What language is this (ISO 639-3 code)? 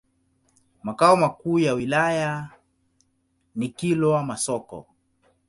swa